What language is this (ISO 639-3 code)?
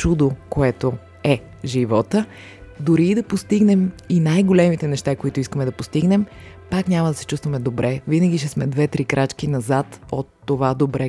bul